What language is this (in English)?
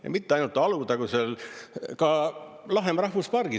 Estonian